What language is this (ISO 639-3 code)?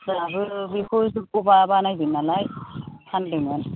brx